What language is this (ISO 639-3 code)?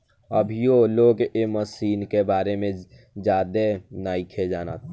bho